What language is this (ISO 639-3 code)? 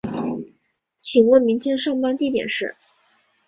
zho